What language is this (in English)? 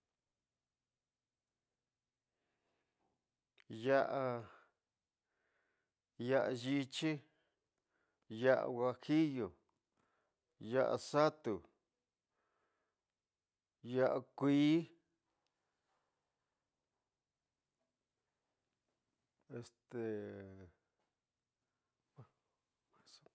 Tidaá Mixtec